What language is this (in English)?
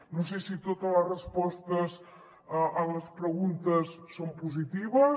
Catalan